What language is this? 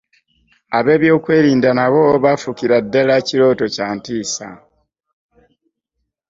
Ganda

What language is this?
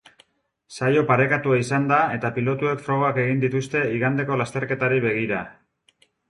Basque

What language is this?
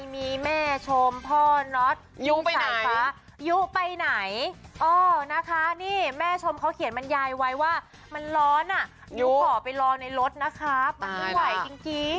Thai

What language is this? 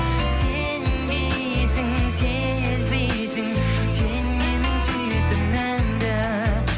Kazakh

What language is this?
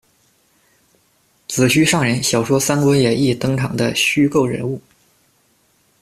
Chinese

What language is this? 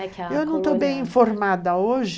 Portuguese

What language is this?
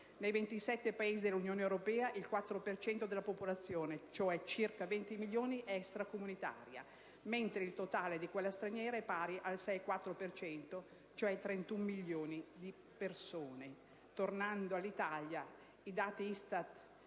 Italian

